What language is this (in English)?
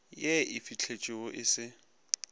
Northern Sotho